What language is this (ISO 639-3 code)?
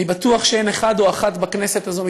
heb